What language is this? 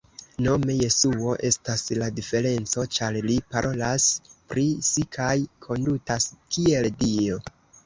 Esperanto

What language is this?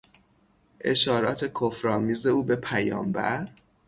Persian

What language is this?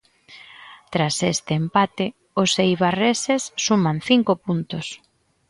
Galician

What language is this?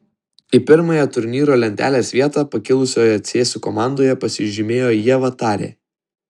Lithuanian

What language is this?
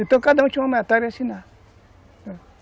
Portuguese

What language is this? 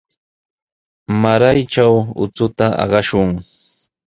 Sihuas Ancash Quechua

